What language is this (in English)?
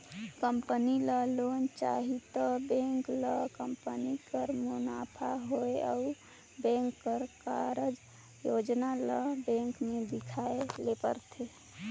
Chhattisgarhi